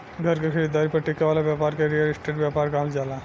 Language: Bhojpuri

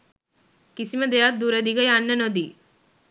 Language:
Sinhala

